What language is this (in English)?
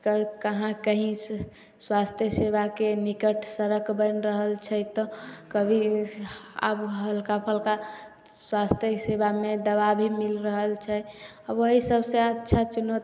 Maithili